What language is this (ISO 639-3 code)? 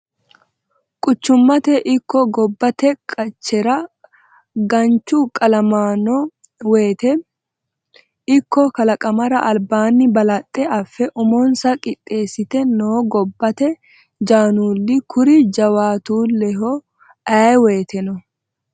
sid